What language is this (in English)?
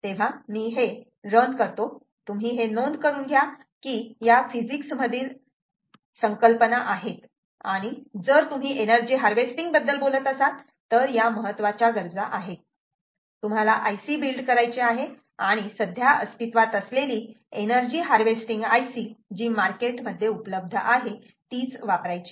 Marathi